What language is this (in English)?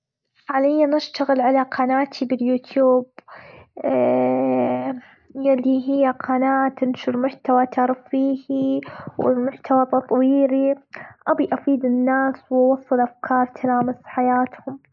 Gulf Arabic